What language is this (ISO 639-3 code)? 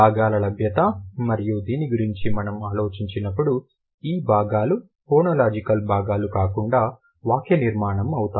tel